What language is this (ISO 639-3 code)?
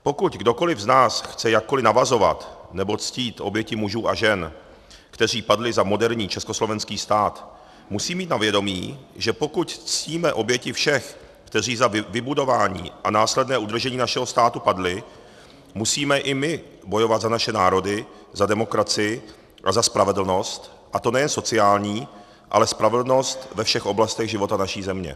ces